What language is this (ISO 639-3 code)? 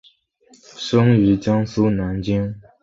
zho